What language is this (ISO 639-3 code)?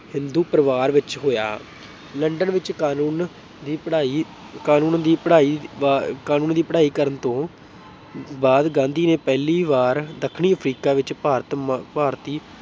pan